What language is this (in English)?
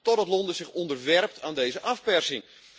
Dutch